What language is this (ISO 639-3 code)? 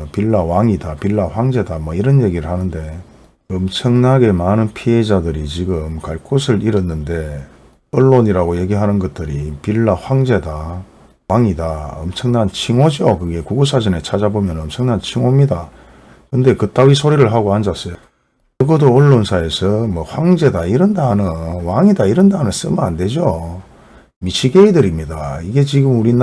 kor